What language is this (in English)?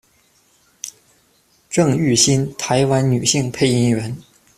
Chinese